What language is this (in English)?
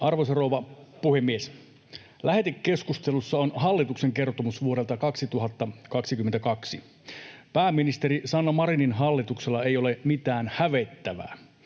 Finnish